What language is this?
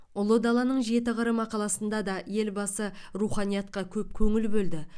Kazakh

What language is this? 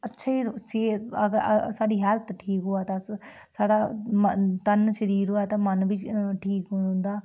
Dogri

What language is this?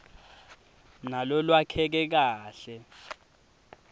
Swati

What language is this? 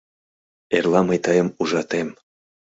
Mari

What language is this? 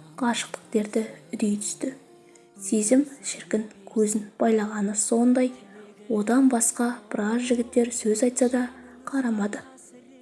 Turkish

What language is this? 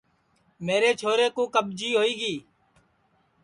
Sansi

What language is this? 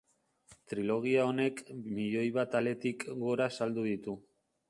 Basque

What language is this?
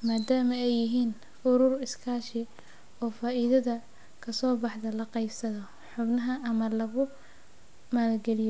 Somali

